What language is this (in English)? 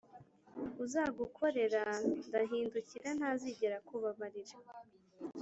Kinyarwanda